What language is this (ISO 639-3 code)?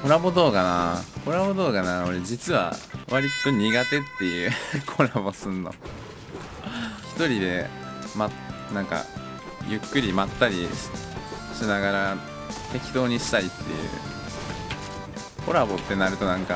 jpn